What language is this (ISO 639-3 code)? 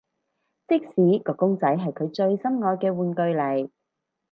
yue